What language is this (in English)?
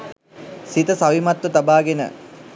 Sinhala